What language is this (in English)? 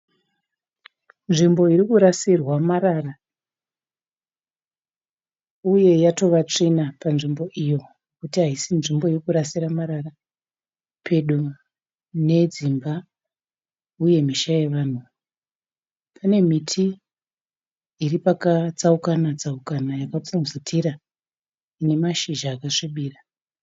Shona